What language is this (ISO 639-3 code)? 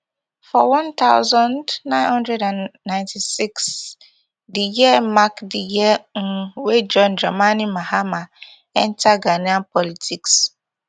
pcm